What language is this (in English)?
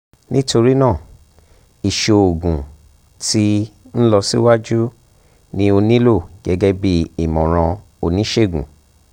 Yoruba